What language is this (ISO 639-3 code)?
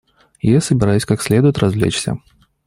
rus